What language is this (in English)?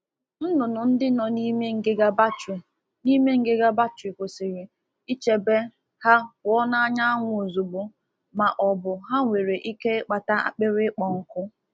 Igbo